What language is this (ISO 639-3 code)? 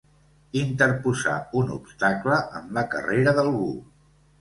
cat